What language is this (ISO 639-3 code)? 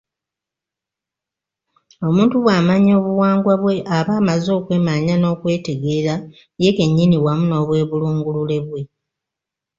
lug